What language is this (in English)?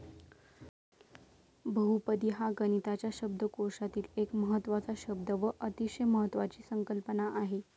Marathi